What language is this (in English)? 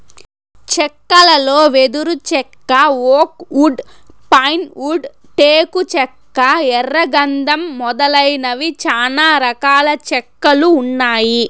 Telugu